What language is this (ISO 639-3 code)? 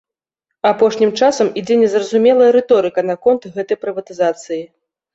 bel